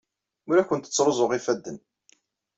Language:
Kabyle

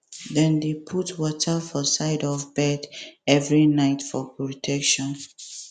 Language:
Nigerian Pidgin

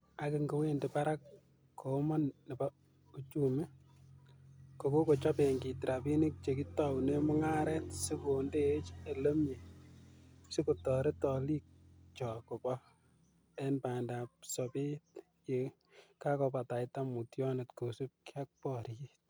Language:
Kalenjin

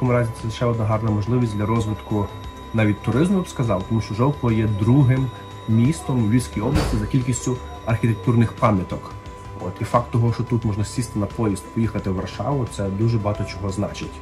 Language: Ukrainian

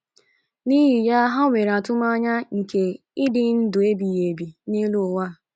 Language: Igbo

